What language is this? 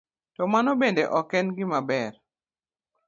Luo (Kenya and Tanzania)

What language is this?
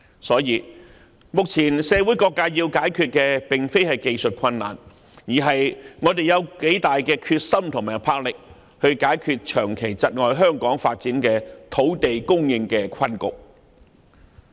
Cantonese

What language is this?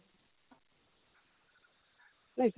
Odia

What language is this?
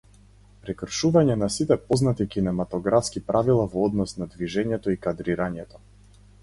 Macedonian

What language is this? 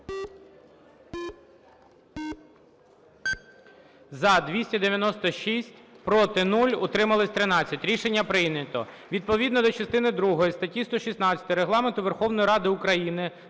Ukrainian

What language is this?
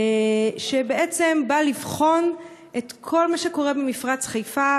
Hebrew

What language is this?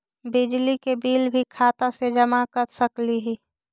Magahi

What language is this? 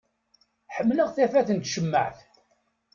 Kabyle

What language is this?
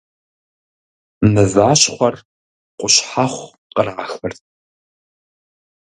Kabardian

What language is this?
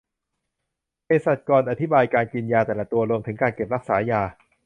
Thai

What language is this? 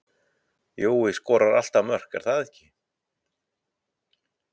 Icelandic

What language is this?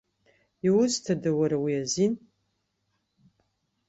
Abkhazian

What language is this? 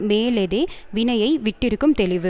Tamil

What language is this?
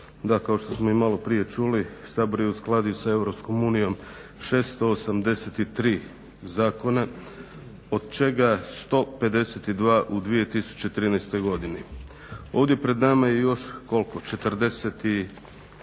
Croatian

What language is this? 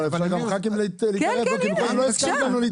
Hebrew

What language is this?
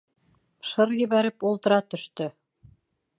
Bashkir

